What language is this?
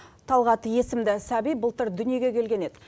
Kazakh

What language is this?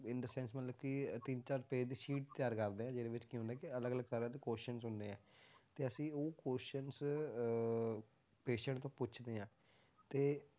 Punjabi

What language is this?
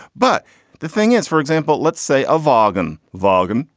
English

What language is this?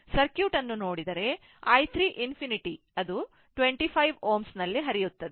Kannada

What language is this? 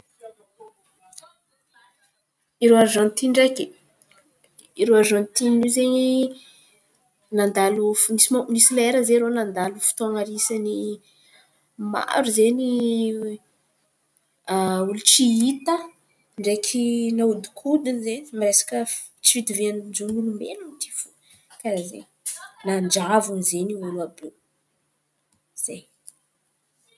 Antankarana Malagasy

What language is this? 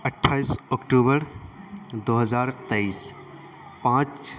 Urdu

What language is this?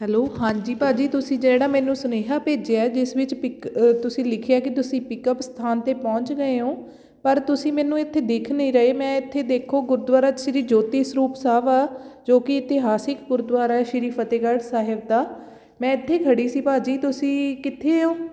Punjabi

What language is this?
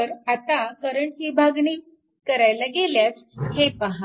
Marathi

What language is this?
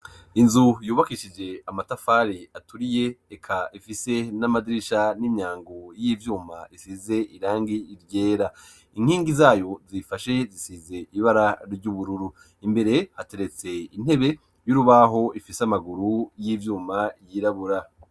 Rundi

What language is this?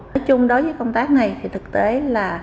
Vietnamese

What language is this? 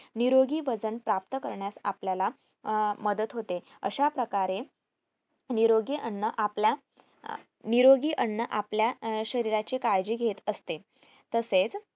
Marathi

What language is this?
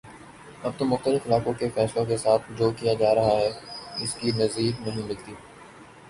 Urdu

